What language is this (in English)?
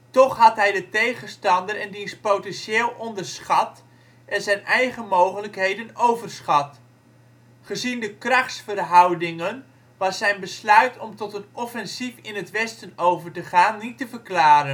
Dutch